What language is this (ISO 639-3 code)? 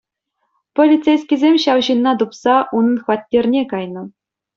chv